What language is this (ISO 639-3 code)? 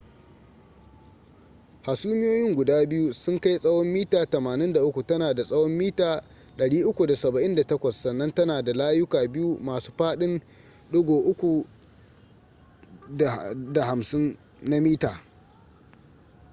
hau